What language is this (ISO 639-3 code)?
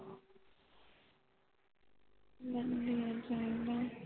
pan